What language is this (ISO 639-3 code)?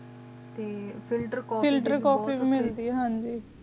pan